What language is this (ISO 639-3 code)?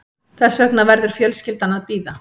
isl